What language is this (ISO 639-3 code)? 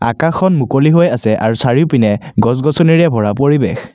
asm